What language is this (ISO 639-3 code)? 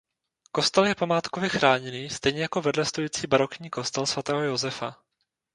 ces